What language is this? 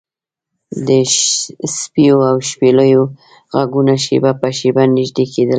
Pashto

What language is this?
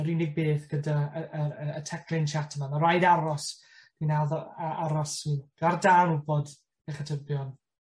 Welsh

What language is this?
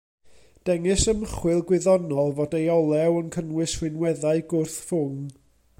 Welsh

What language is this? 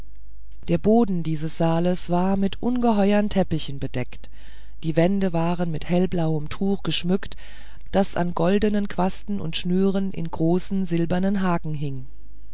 German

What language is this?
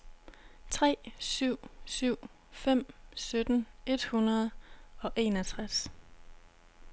Danish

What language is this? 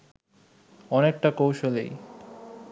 Bangla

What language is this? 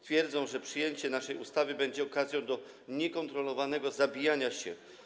Polish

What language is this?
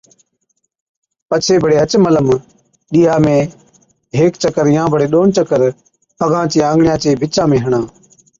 Od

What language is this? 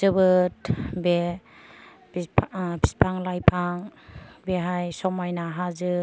Bodo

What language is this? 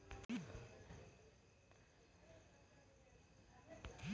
Kannada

